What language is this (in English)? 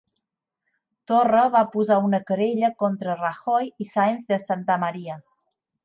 Catalan